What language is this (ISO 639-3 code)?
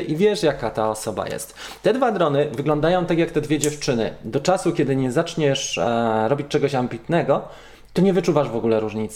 pol